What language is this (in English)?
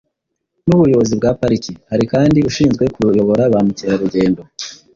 Kinyarwanda